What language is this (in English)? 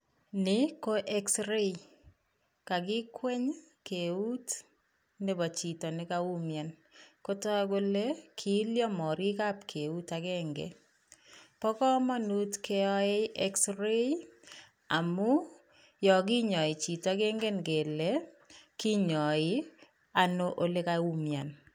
Kalenjin